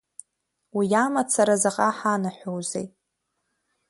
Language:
Abkhazian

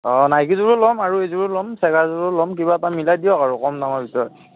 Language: Assamese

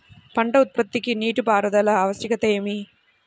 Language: Telugu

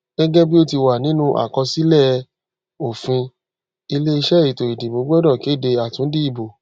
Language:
Yoruba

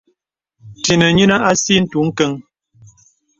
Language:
Bebele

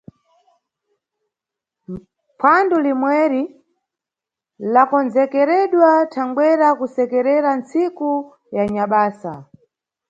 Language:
Nyungwe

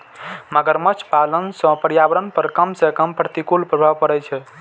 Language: Maithili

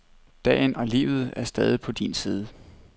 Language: Danish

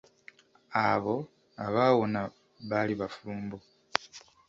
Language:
Ganda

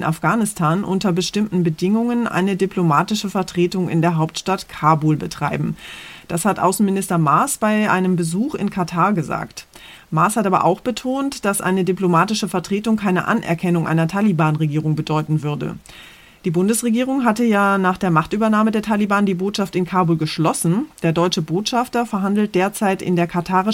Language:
German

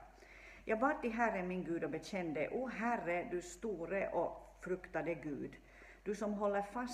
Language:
Swedish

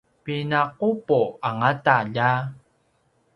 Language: Paiwan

